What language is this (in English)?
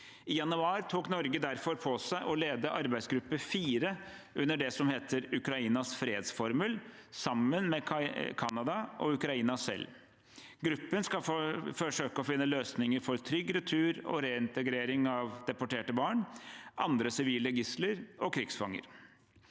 Norwegian